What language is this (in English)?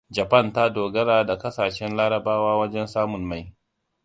Hausa